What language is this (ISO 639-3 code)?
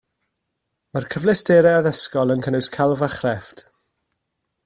cym